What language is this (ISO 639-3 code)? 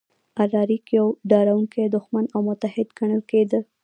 pus